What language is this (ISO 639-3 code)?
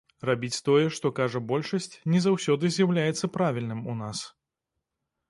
bel